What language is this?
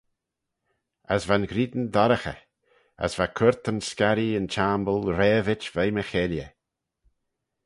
Manx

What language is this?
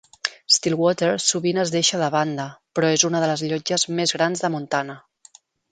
Catalan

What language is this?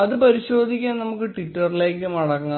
Malayalam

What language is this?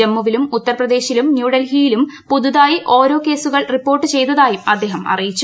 Malayalam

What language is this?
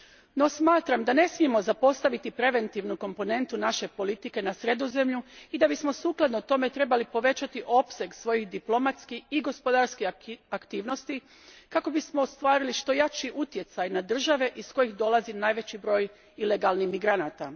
Croatian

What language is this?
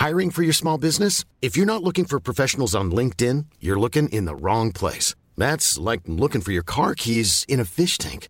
Filipino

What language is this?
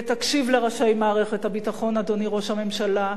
Hebrew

